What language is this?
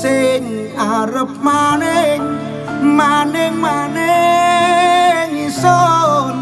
Indonesian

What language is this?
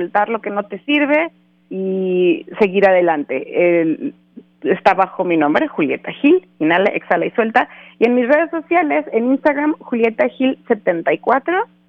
Spanish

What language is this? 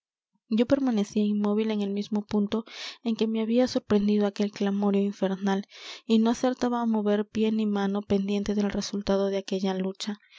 Spanish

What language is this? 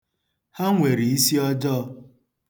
Igbo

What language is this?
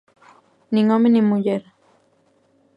Galician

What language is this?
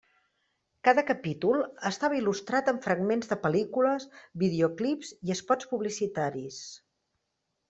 Catalan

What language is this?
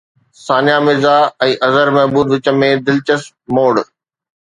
Sindhi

